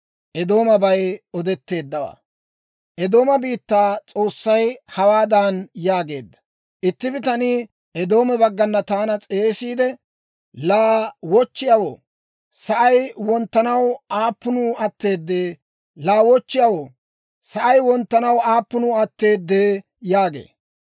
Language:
Dawro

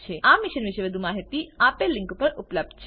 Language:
Gujarati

